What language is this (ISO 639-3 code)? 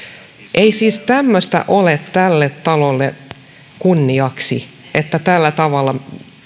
fin